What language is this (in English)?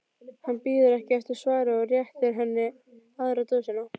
Icelandic